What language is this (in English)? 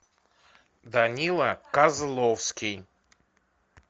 Russian